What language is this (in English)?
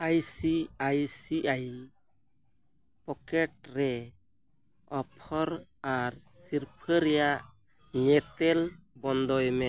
Santali